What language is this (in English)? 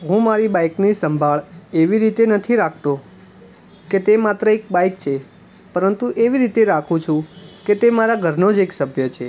Gujarati